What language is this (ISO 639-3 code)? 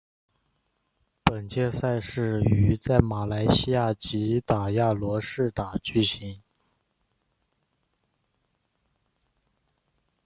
zho